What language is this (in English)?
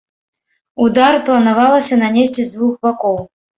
Belarusian